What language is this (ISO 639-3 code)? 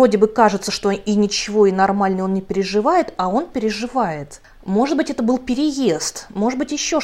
rus